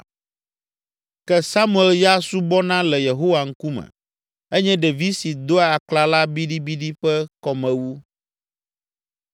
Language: Ewe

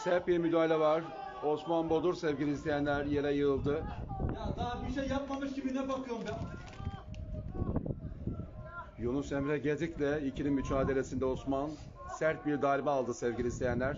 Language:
Turkish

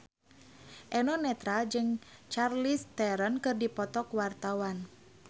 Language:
Sundanese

